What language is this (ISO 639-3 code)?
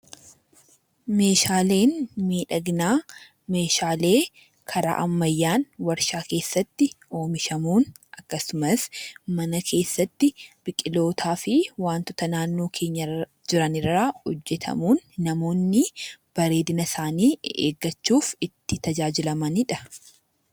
orm